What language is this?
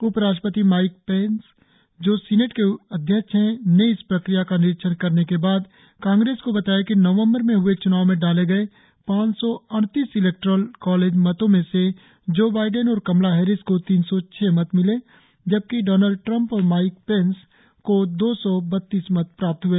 Hindi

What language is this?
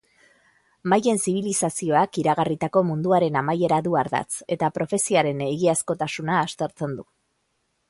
Basque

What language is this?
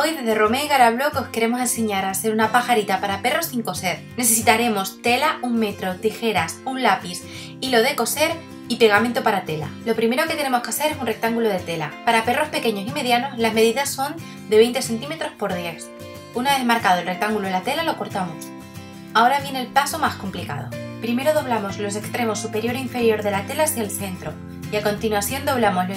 Spanish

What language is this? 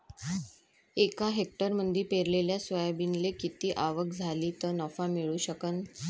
Marathi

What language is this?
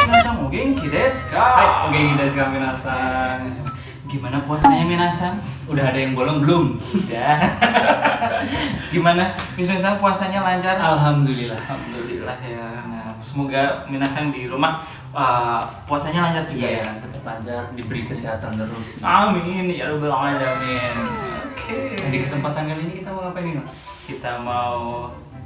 Indonesian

